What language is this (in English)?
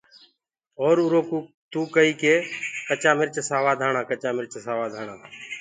Gurgula